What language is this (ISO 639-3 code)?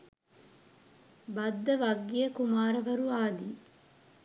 sin